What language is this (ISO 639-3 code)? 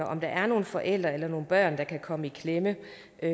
dan